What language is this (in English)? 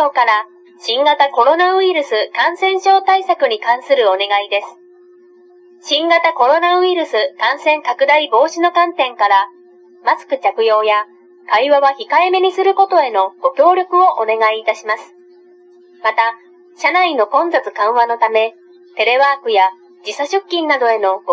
Japanese